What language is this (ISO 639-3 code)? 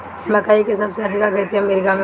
bho